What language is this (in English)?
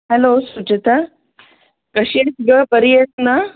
Marathi